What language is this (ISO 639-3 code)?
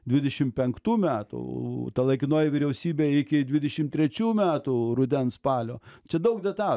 lit